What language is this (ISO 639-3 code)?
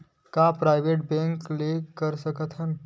hne